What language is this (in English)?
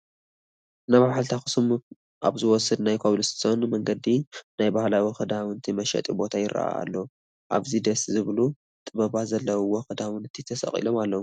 Tigrinya